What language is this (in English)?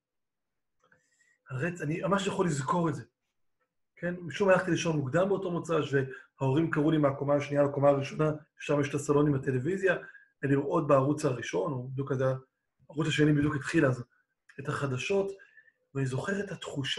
Hebrew